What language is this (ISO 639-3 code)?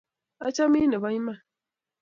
kln